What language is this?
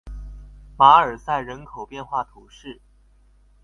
Chinese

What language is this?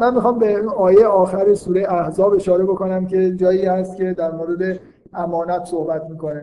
Persian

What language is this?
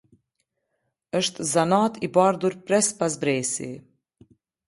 Albanian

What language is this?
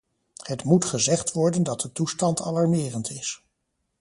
Dutch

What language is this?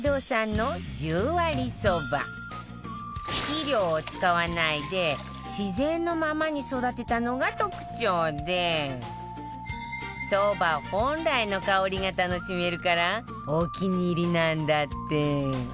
Japanese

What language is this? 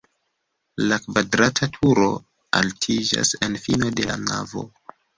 Esperanto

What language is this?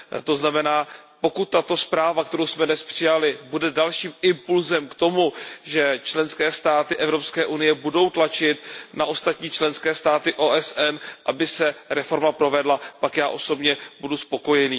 Czech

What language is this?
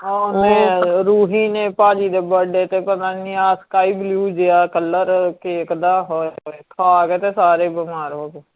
Punjabi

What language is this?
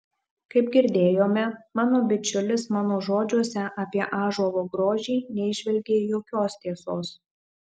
Lithuanian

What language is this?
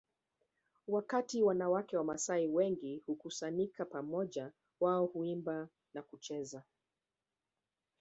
Swahili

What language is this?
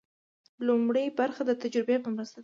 Pashto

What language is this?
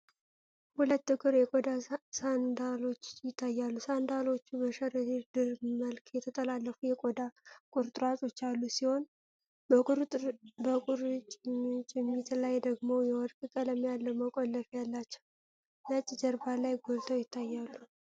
Amharic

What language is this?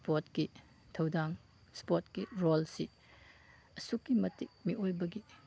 Manipuri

